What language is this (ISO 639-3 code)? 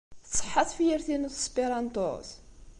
kab